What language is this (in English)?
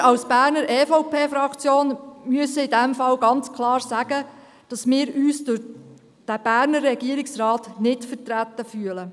Swiss German